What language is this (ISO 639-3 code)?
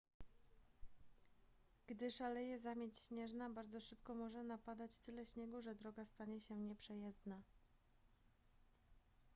pol